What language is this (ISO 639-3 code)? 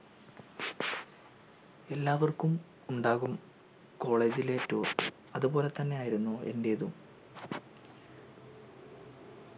mal